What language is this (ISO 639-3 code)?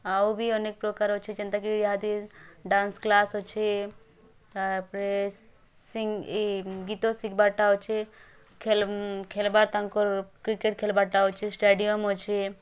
ori